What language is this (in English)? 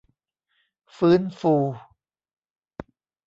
Thai